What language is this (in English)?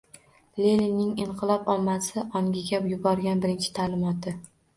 Uzbek